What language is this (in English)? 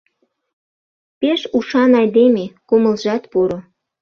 Mari